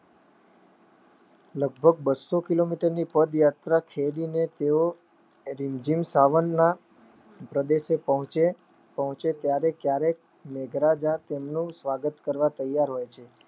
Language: Gujarati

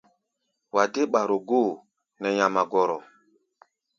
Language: Gbaya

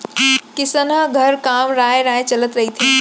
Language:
Chhattisgarhi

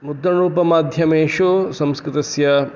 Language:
Sanskrit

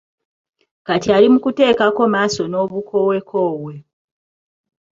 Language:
Ganda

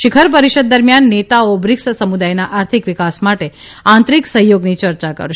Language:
Gujarati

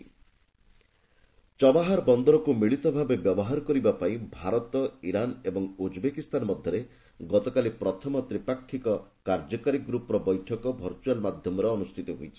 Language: Odia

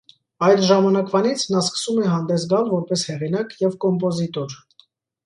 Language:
Armenian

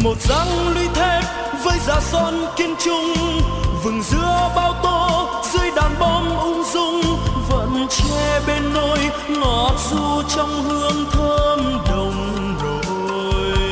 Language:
Vietnamese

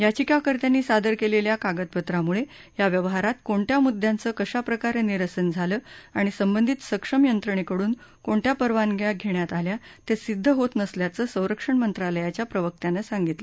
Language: Marathi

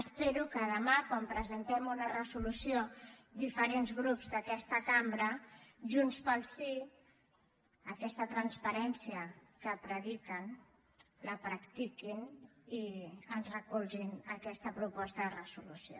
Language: Catalan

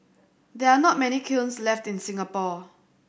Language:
English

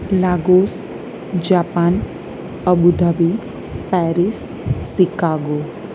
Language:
Gujarati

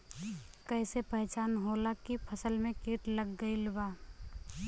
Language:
Bhojpuri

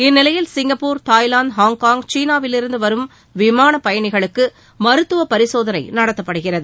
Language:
Tamil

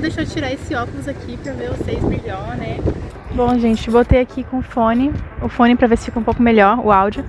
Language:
Portuguese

